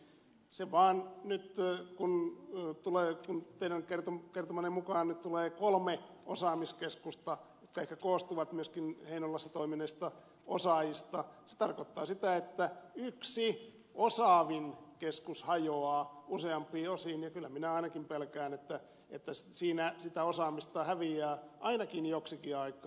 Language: Finnish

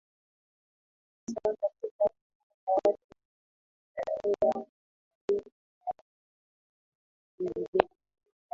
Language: Swahili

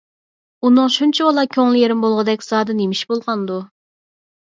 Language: Uyghur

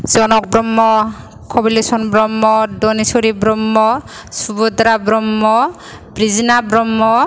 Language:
Bodo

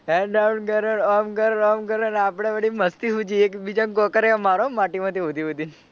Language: Gujarati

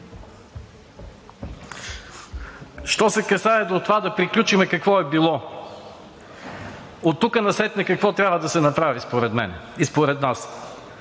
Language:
Bulgarian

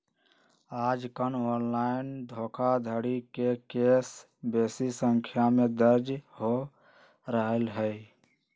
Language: Magahi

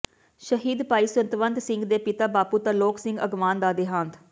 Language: Punjabi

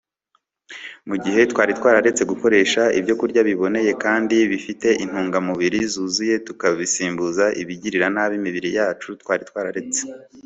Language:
Kinyarwanda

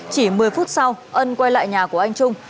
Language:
Vietnamese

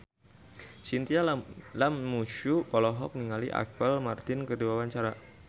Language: Sundanese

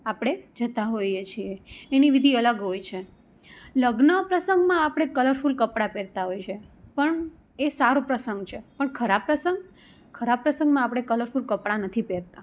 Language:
Gujarati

